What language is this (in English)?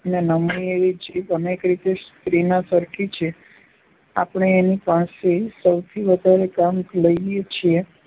Gujarati